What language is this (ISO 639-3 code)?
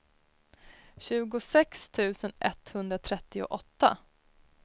swe